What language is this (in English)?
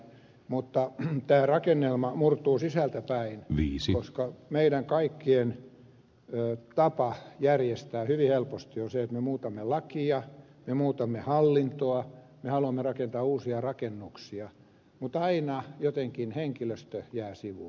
Finnish